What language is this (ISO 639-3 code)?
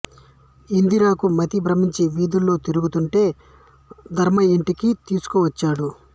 tel